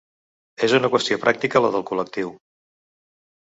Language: Catalan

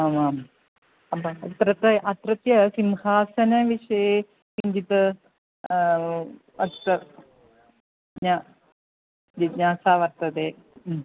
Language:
Sanskrit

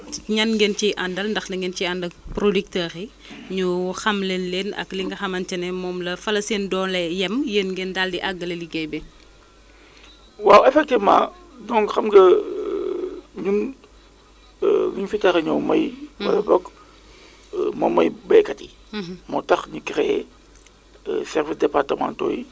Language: Wolof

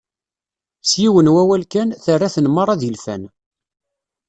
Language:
Kabyle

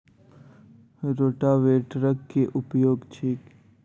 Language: Maithili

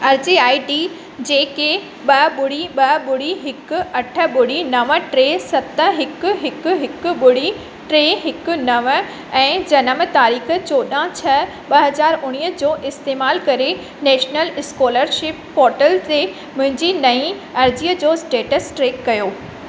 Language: Sindhi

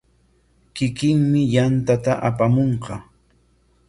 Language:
Corongo Ancash Quechua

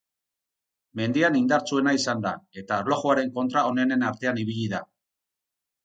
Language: Basque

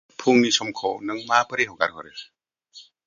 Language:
Bodo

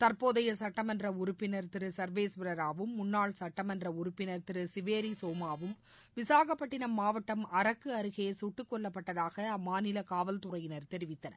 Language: Tamil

